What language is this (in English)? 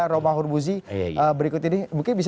Indonesian